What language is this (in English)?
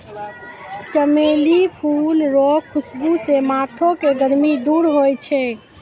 Maithili